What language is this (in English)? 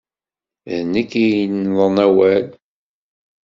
Kabyle